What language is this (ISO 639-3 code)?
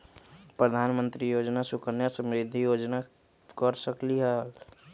mag